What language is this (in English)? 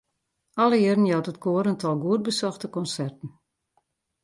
Western Frisian